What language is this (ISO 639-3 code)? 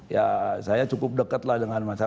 ind